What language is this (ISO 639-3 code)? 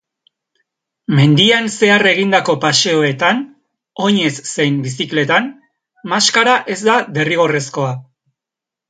eus